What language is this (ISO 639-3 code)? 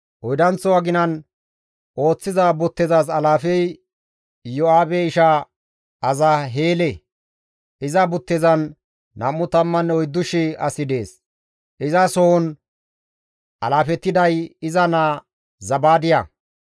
gmv